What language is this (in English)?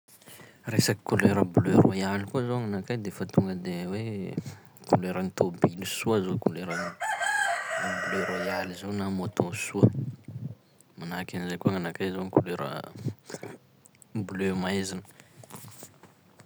Sakalava Malagasy